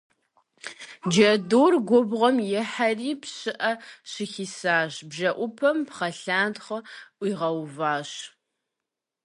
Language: Kabardian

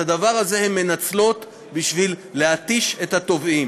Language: Hebrew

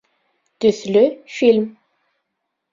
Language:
Bashkir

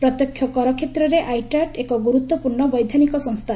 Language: Odia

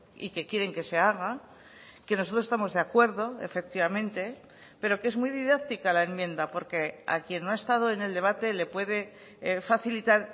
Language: Spanish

